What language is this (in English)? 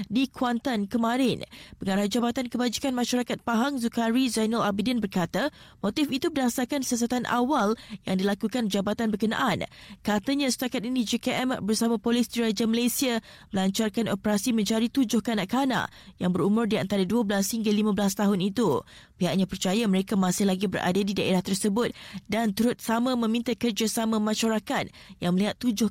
Malay